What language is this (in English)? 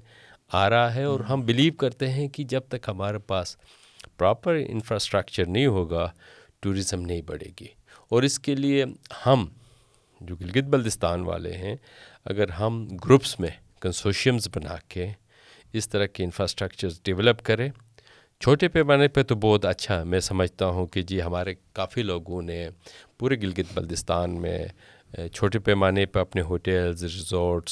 Urdu